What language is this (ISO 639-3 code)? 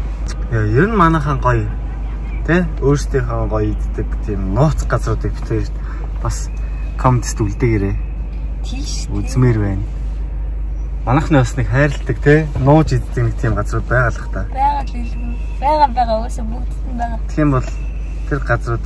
kor